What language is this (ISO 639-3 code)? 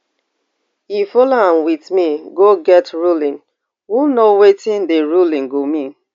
pcm